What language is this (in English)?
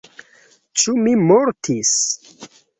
Esperanto